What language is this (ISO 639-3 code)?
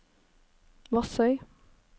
nor